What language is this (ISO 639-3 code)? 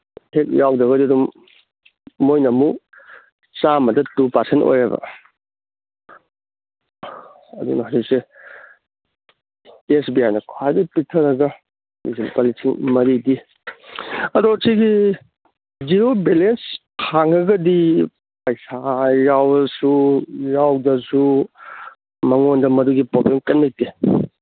mni